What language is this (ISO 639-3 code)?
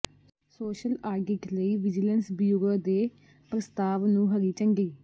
pan